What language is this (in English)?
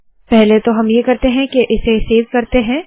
Hindi